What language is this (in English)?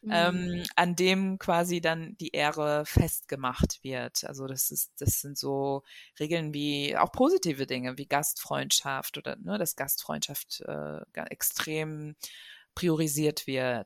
German